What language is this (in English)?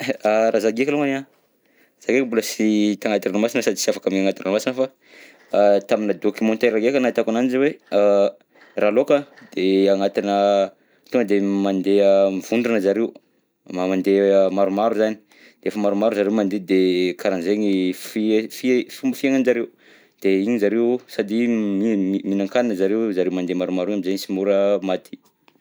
Southern Betsimisaraka Malagasy